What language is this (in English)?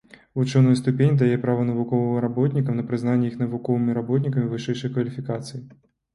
Belarusian